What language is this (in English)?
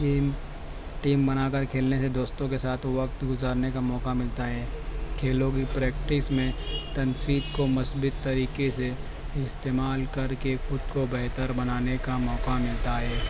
Urdu